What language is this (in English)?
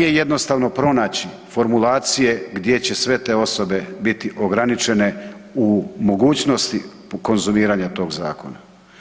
Croatian